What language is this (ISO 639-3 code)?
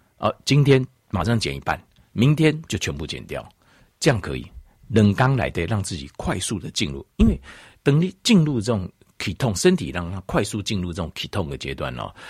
zho